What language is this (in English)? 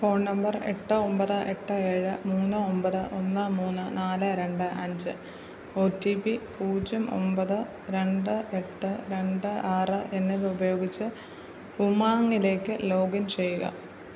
Malayalam